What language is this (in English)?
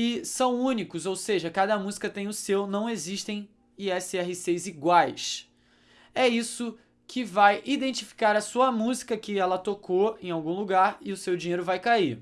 Portuguese